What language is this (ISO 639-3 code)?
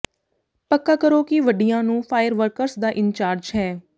pan